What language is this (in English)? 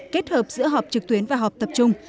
Vietnamese